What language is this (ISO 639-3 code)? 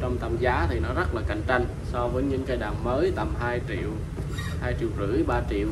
vie